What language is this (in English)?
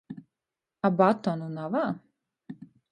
Latgalian